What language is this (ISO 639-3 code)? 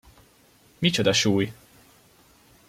hun